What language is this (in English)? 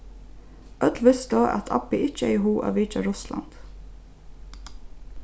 Faroese